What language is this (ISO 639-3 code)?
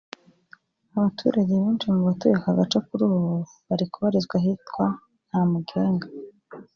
kin